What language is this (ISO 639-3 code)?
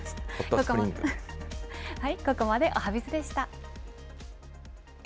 jpn